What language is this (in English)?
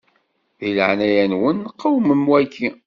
Kabyle